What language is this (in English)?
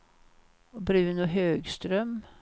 Swedish